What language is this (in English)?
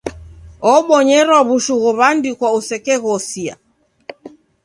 Taita